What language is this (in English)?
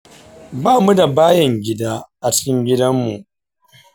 Hausa